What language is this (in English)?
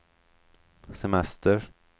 Swedish